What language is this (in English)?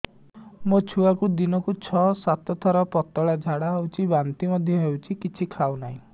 Odia